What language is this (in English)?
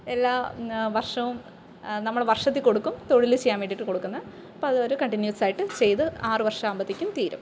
Malayalam